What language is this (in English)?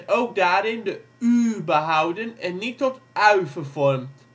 Dutch